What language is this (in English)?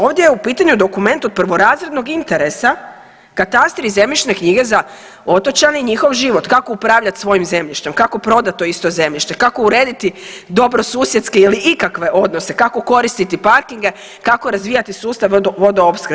Croatian